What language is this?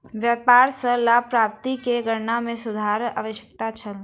Maithili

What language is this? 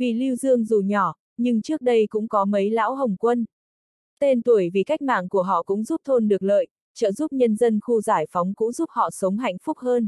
Vietnamese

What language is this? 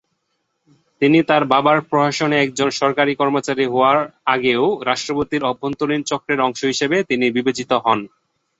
Bangla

